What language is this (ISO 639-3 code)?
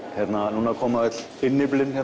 isl